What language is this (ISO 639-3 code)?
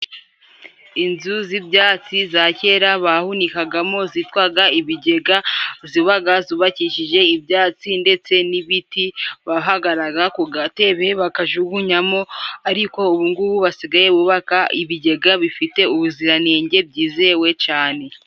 kin